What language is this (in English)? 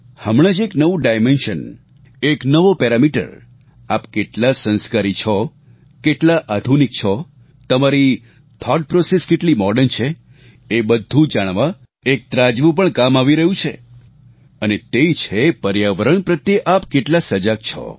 Gujarati